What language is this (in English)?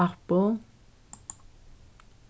Faroese